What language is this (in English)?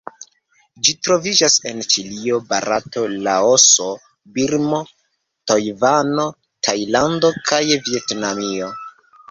Esperanto